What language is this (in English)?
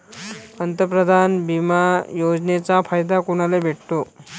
Marathi